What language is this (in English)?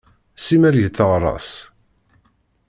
Kabyle